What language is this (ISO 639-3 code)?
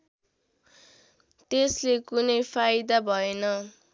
nep